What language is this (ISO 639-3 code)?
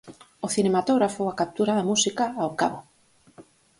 glg